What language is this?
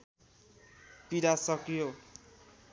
Nepali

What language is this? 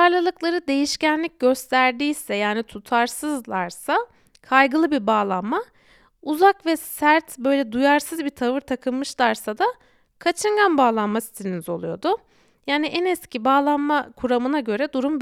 Turkish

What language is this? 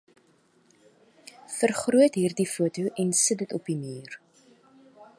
Afrikaans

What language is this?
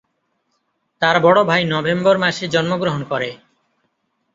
Bangla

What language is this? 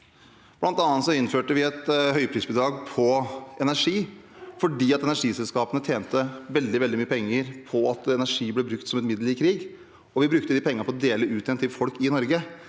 Norwegian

